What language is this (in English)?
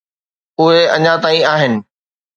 Sindhi